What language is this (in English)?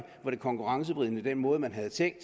Danish